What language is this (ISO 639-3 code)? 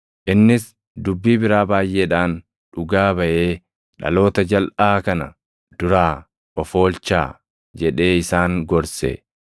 orm